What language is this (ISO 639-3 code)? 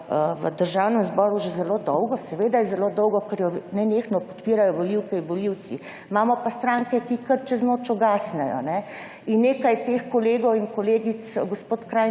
slv